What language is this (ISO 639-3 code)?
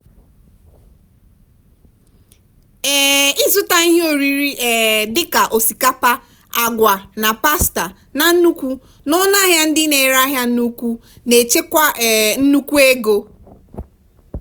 ibo